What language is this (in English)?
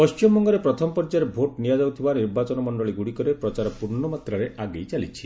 Odia